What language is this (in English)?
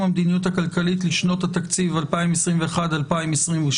Hebrew